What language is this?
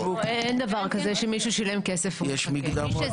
Hebrew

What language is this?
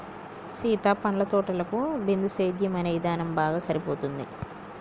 Telugu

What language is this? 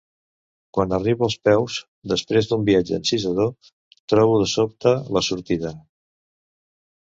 Catalan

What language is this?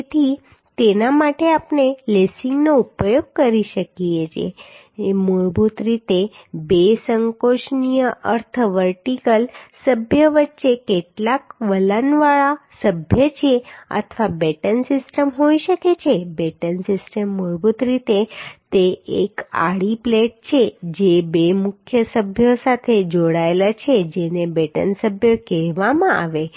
Gujarati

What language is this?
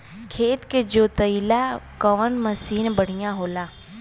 Bhojpuri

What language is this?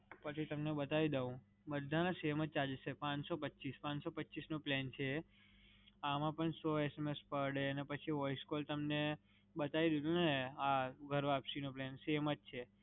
Gujarati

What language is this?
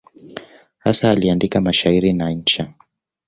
Swahili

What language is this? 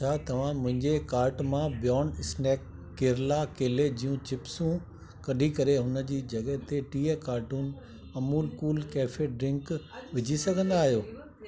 Sindhi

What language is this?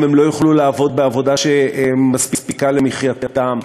Hebrew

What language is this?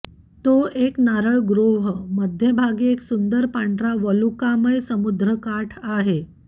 Marathi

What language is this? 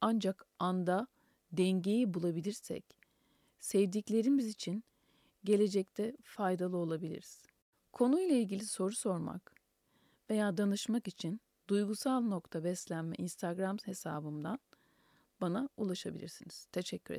Turkish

